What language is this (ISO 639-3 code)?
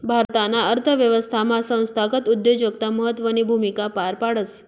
mar